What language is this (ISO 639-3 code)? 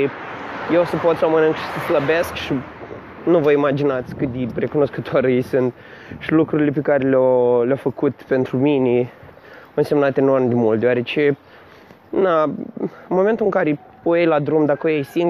ron